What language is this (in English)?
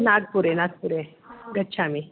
Sanskrit